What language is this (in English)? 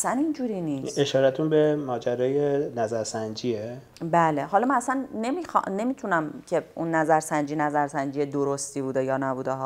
Persian